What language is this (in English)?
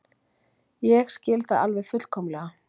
Icelandic